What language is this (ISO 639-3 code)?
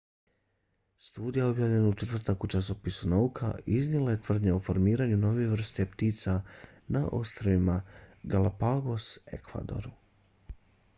bos